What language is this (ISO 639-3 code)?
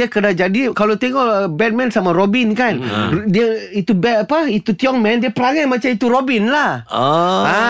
msa